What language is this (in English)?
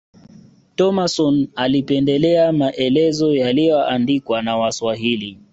Swahili